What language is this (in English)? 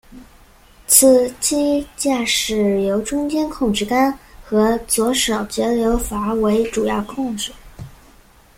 Chinese